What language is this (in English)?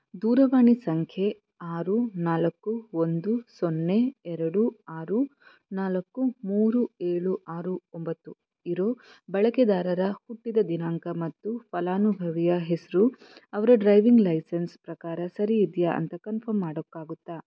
Kannada